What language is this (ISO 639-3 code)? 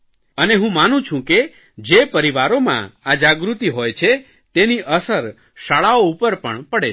guj